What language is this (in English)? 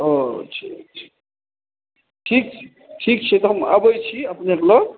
Maithili